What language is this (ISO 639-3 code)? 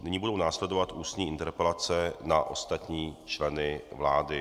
ces